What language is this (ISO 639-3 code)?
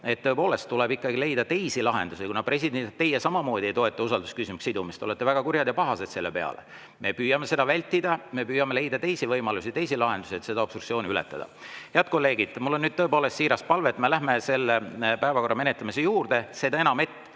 est